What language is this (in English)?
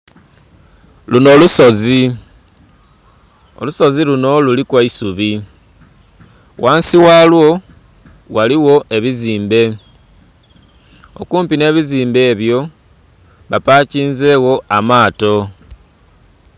Soga